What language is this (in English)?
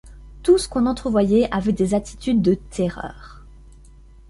French